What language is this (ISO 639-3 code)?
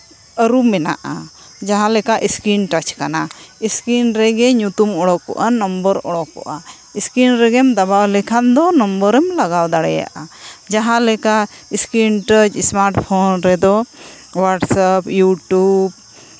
sat